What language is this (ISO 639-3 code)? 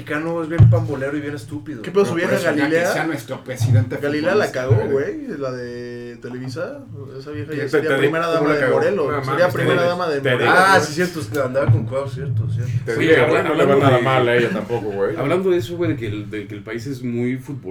spa